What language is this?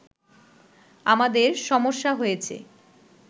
Bangla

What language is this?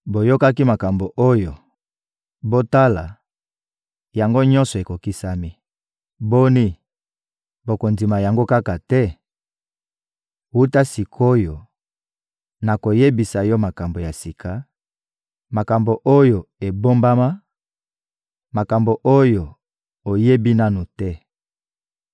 Lingala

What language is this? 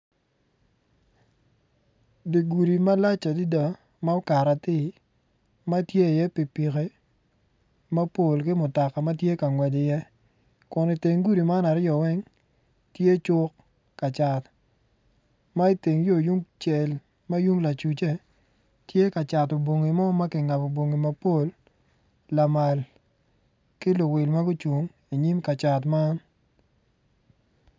Acoli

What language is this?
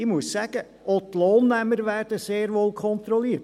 Swiss German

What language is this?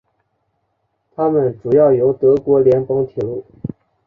Chinese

